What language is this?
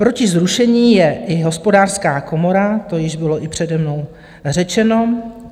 Czech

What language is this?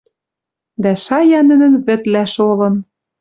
Western Mari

